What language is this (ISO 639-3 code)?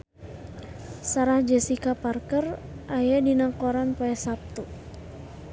sun